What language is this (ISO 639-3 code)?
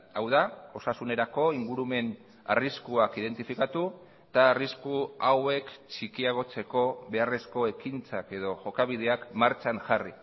eus